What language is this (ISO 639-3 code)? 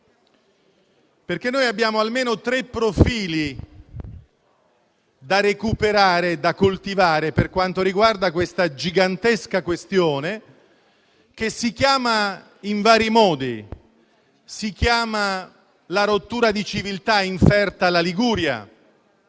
ita